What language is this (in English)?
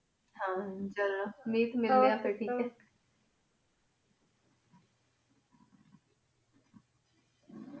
Punjabi